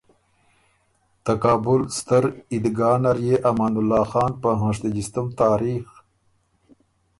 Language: Ormuri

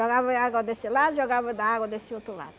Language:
Portuguese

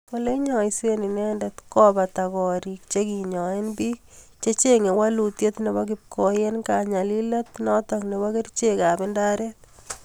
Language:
Kalenjin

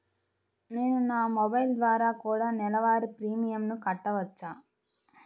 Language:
Telugu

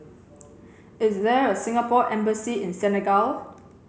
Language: English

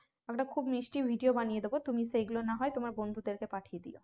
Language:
Bangla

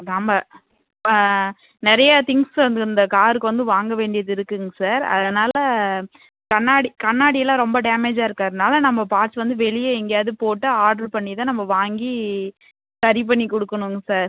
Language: Tamil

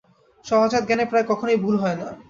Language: Bangla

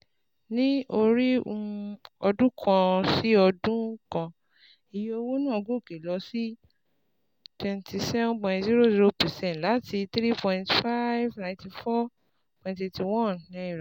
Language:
Yoruba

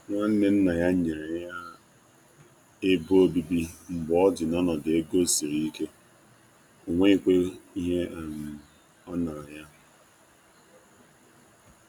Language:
Igbo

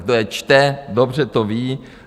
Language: Czech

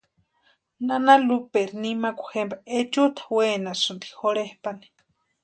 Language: Western Highland Purepecha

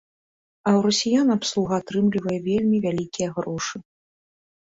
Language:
Belarusian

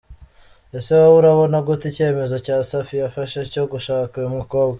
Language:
Kinyarwanda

